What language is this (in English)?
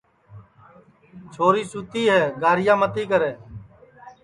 Sansi